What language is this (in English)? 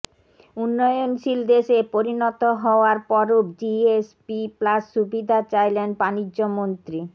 Bangla